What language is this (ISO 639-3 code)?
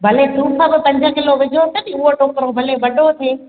snd